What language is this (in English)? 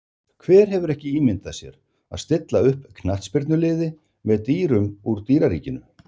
Icelandic